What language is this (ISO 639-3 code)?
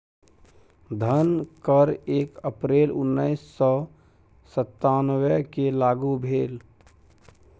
mai